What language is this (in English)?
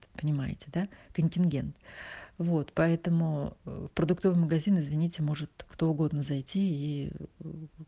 Russian